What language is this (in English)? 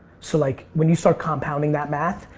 English